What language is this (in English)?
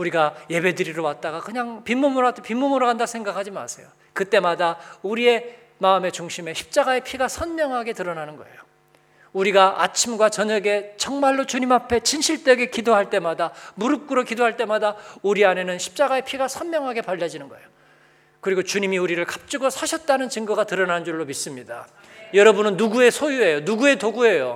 Korean